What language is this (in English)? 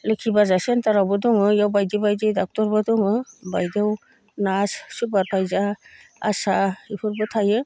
Bodo